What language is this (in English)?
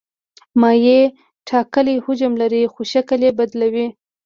Pashto